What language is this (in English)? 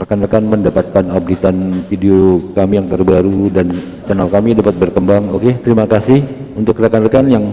Indonesian